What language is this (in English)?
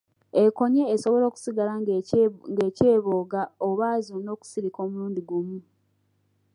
Ganda